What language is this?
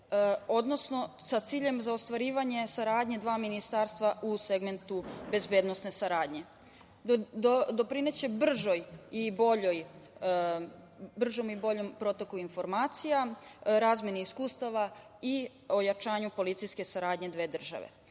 Serbian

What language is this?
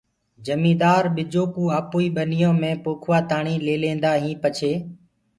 Gurgula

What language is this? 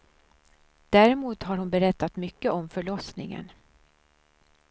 Swedish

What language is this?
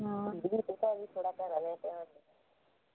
Dogri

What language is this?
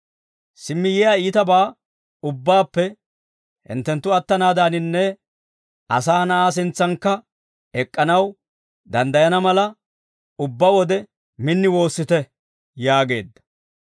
Dawro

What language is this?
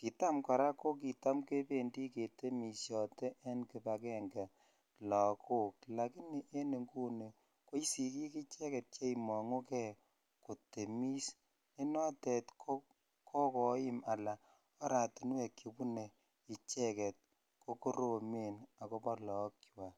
Kalenjin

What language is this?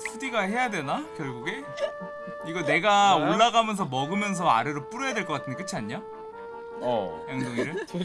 Korean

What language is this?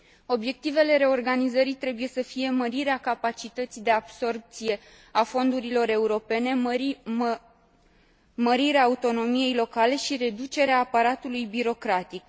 Romanian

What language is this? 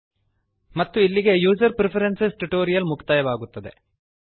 Kannada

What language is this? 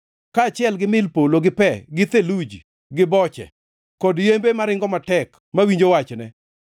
Luo (Kenya and Tanzania)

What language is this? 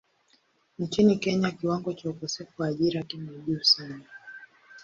Swahili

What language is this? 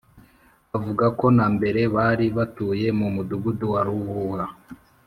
Kinyarwanda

